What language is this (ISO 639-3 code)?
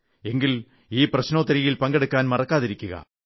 mal